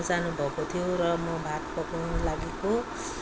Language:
Nepali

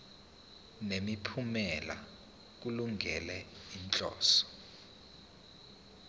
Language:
Zulu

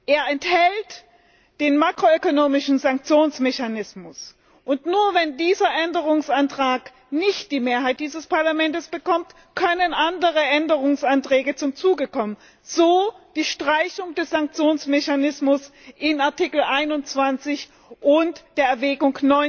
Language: German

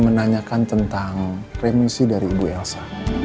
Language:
Indonesian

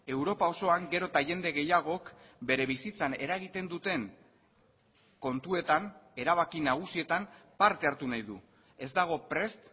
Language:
Basque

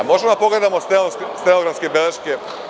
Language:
Serbian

